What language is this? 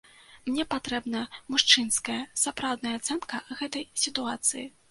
Belarusian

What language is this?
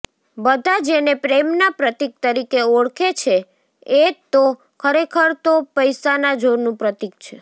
Gujarati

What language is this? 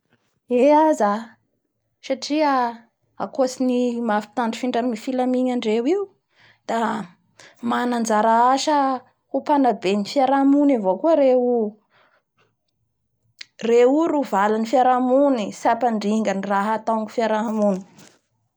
Bara Malagasy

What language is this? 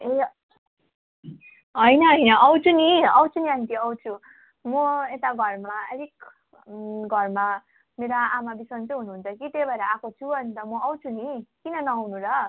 Nepali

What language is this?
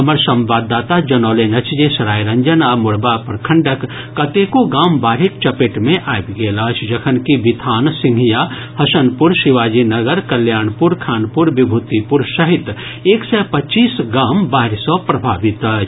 Maithili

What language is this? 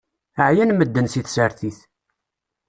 Kabyle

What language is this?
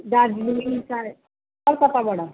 Nepali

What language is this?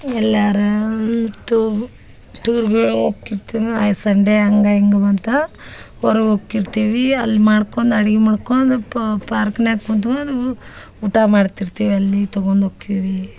Kannada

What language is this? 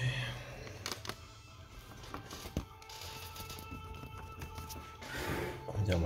Italian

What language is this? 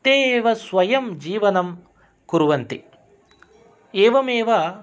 Sanskrit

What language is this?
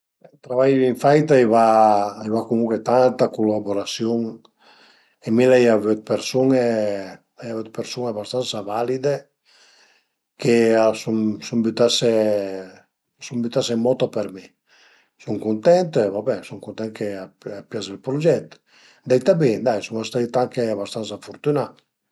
Piedmontese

